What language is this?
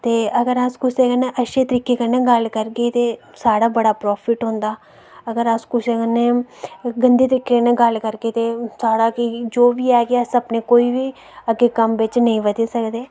Dogri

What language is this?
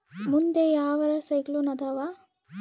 Kannada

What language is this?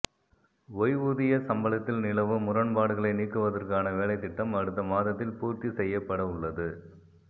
Tamil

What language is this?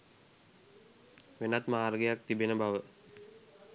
Sinhala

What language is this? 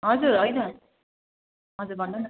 Nepali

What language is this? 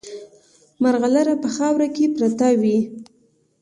Pashto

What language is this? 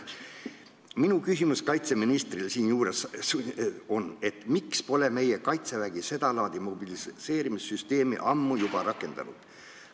Estonian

